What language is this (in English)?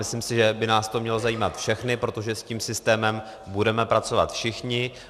Czech